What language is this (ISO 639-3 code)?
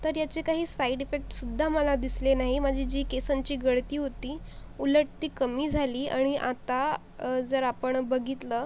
mar